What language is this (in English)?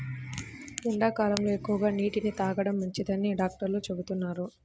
Telugu